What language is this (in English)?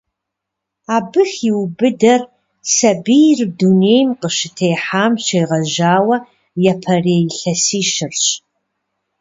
Kabardian